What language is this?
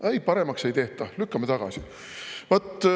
Estonian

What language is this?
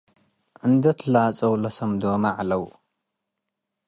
Tigre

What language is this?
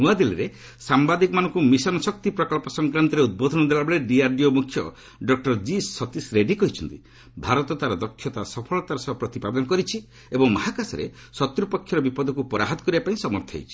Odia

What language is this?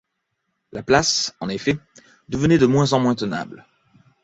French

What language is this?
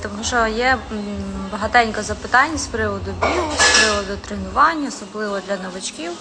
Ukrainian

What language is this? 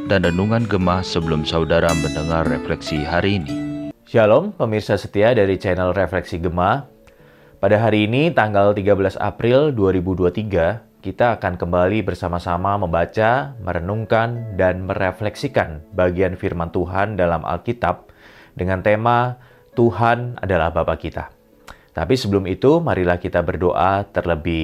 Indonesian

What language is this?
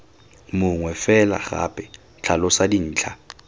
Tswana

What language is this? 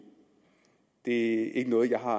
Danish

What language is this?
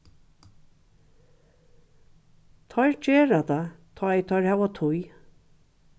Faroese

